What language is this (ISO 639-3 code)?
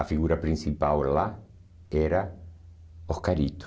por